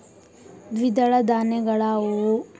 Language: Kannada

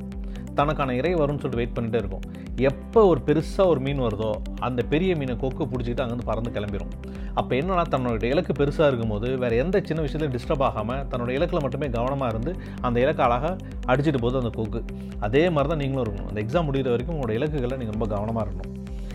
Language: Tamil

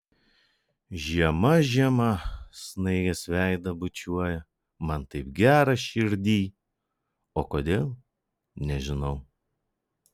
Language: Lithuanian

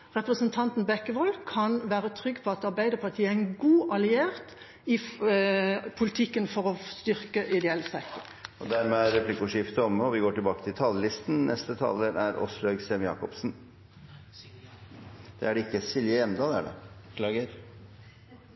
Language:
Norwegian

